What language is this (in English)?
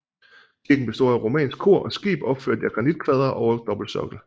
Danish